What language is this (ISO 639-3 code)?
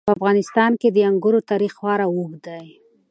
pus